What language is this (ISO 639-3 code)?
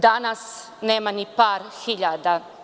srp